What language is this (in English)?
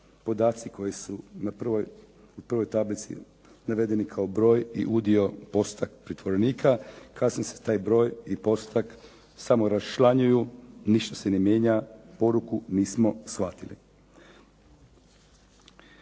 Croatian